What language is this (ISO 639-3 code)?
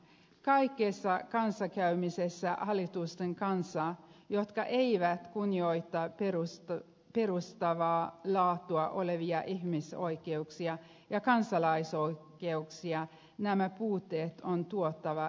fin